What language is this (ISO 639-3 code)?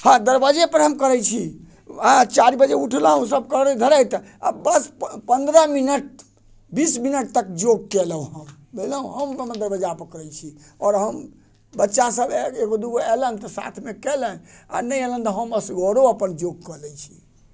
mai